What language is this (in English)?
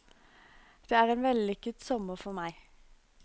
Norwegian